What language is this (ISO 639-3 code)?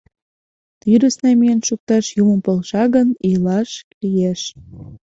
chm